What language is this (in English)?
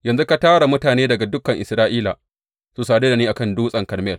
Hausa